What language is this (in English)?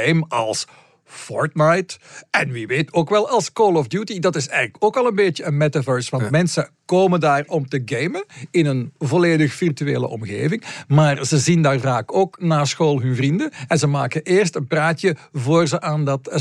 Dutch